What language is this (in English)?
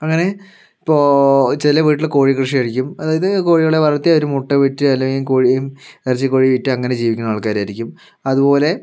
Malayalam